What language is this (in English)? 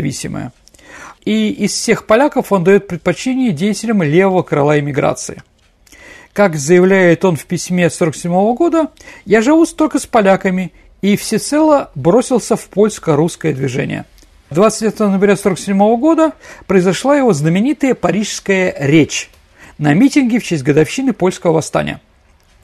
Russian